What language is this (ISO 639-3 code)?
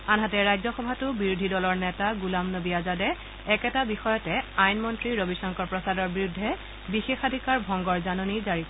asm